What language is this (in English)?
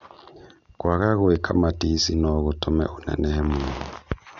Kikuyu